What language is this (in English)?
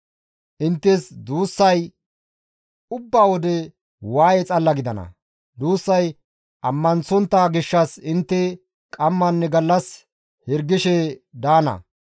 Gamo